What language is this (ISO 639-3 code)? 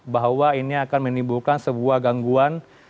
ind